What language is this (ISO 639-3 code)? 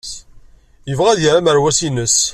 kab